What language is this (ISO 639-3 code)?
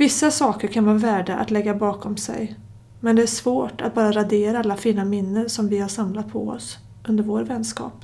swe